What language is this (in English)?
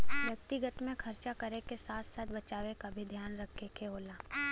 Bhojpuri